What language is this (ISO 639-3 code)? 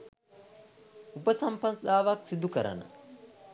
sin